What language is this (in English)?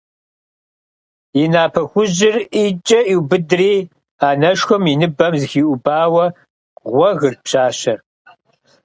Kabardian